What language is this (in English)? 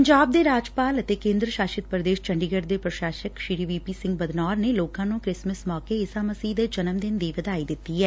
Punjabi